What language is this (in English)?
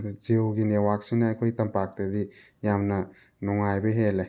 Manipuri